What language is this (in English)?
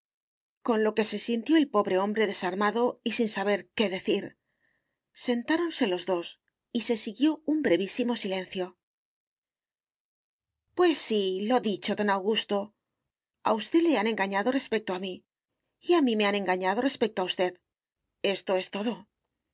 Spanish